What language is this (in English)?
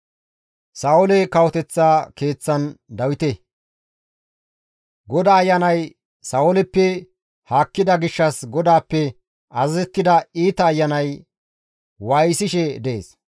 Gamo